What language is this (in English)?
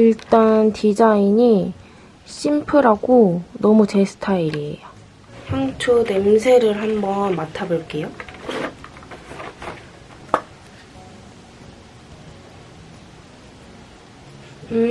Korean